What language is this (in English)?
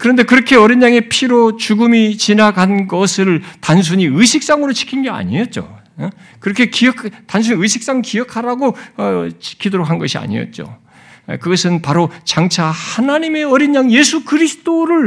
Korean